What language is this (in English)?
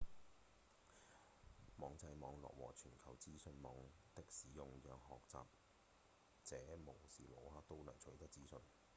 Cantonese